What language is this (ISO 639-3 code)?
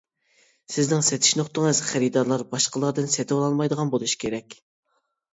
uig